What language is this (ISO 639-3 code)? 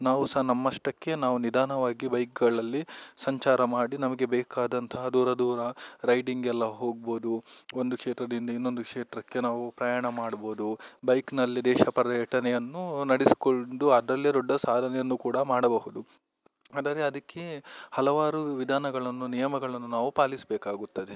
kan